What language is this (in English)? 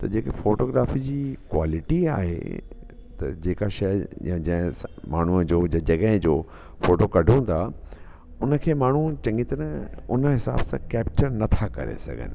Sindhi